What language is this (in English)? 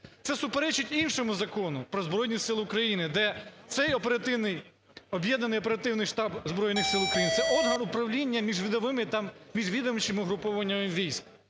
Ukrainian